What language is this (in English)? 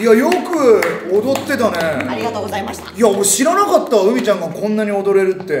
Japanese